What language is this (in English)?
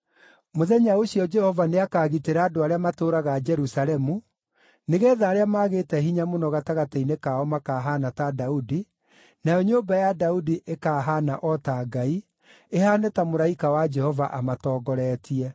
Kikuyu